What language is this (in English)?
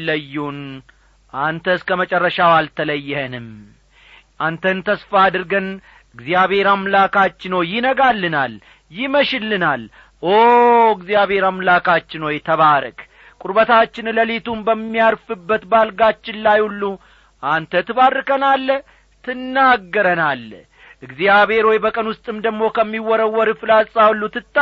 Amharic